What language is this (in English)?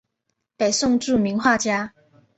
Chinese